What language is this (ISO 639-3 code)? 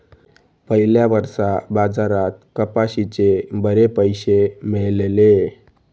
mar